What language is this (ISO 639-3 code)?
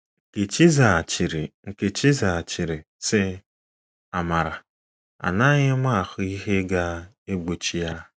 ibo